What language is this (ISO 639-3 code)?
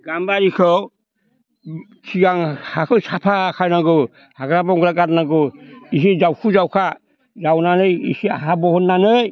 brx